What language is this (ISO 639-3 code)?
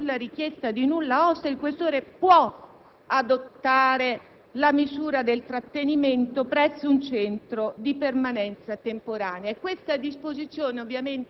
ita